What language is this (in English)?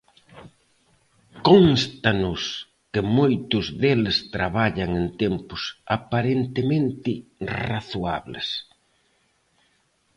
Galician